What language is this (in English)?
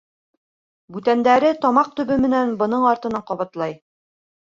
Bashkir